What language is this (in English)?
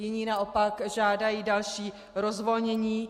Czech